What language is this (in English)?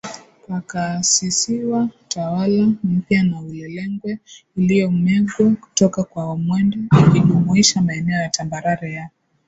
Swahili